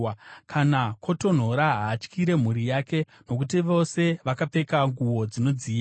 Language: Shona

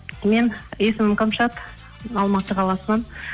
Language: Kazakh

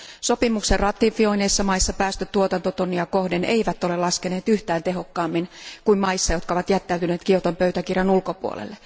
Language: Finnish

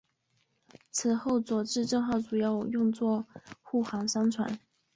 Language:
Chinese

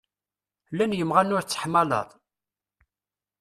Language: Kabyle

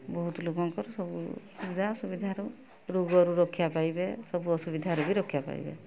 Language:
Odia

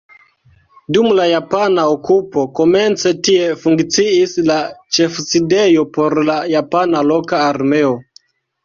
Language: Esperanto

